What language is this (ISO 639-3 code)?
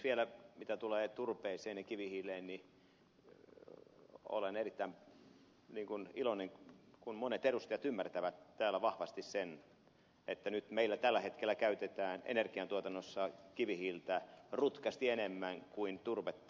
fin